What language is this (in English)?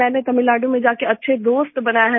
Hindi